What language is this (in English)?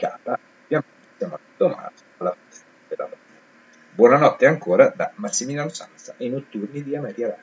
Italian